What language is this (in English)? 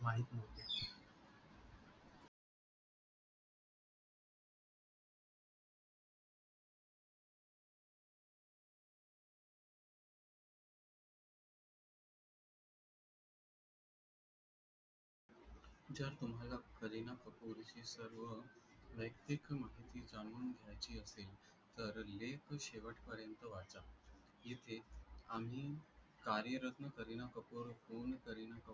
Marathi